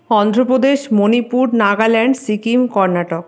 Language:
Bangla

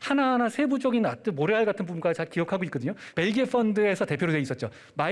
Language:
Korean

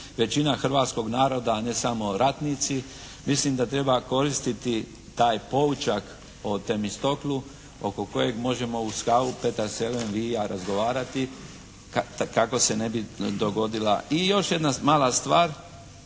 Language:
Croatian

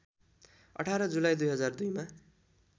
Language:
Nepali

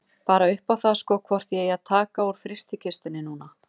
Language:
Icelandic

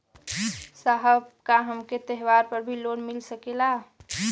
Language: Bhojpuri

